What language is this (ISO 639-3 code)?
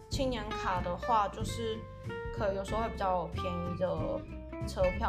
zho